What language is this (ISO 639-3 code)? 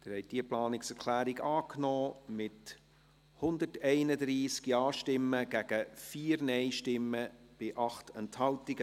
gsw